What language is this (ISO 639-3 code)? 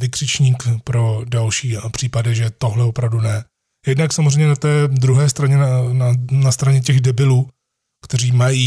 ces